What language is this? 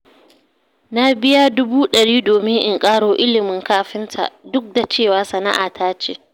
Hausa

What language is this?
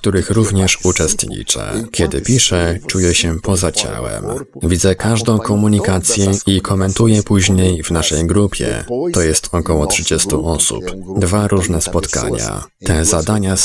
Polish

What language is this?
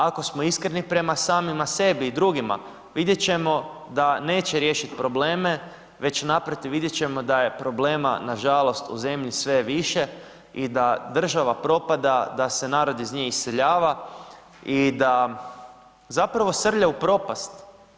Croatian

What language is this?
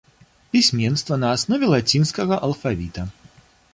Belarusian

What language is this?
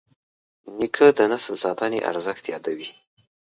Pashto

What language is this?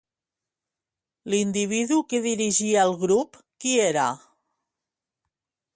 Catalan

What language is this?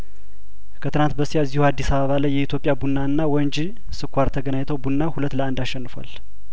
Amharic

